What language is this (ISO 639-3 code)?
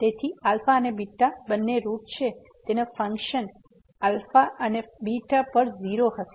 guj